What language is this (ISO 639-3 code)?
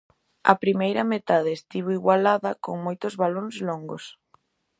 glg